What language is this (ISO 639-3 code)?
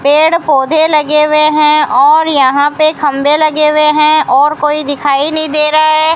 hin